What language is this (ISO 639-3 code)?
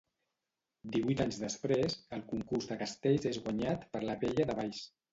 cat